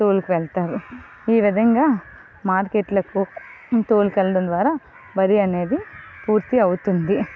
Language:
Telugu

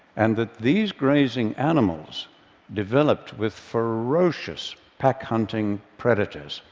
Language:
English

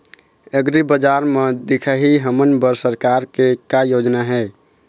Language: Chhattisgarhi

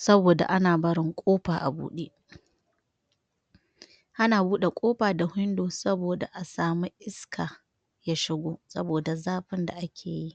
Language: Hausa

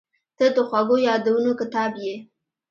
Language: Pashto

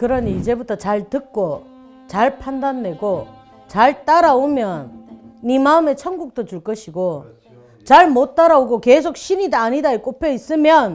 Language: Korean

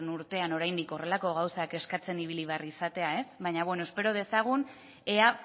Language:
Basque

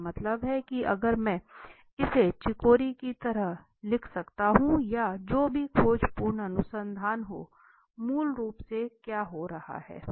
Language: Hindi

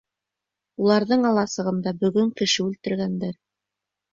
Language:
Bashkir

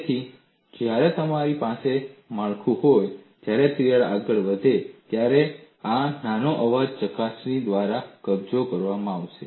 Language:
Gujarati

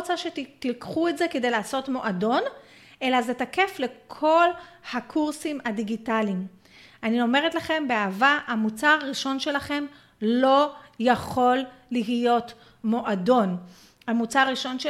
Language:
Hebrew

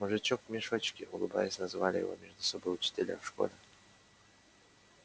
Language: Russian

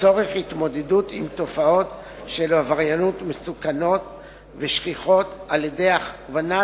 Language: Hebrew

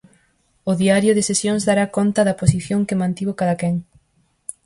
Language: Galician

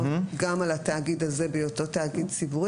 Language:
Hebrew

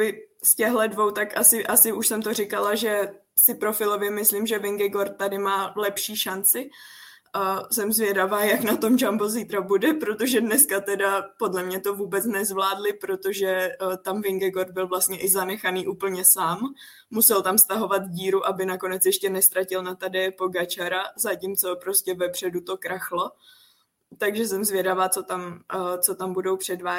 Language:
Czech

